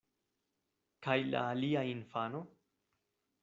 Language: Esperanto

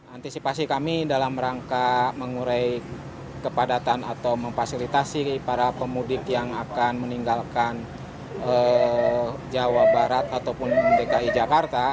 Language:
Indonesian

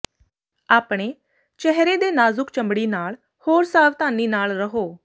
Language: Punjabi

